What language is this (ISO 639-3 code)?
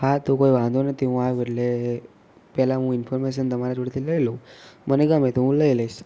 guj